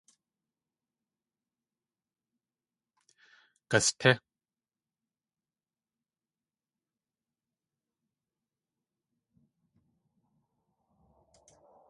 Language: Tlingit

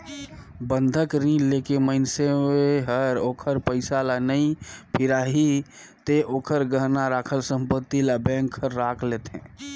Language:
Chhattisgarhi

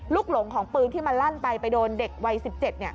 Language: Thai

